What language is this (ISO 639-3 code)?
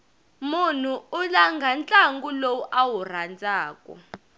tso